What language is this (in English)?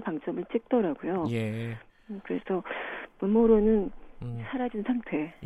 Korean